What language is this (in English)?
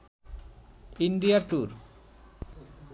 Bangla